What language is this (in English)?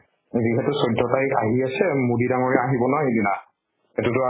Assamese